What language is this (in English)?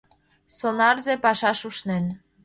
Mari